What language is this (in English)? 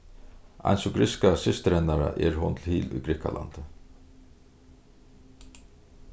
Faroese